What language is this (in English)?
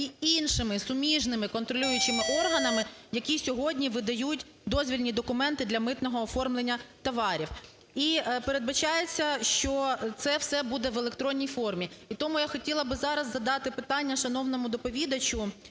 Ukrainian